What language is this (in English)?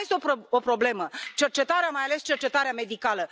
Romanian